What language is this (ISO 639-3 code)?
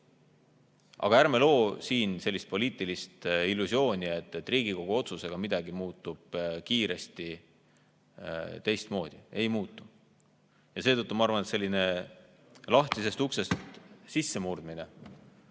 est